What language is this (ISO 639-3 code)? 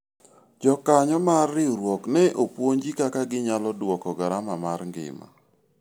luo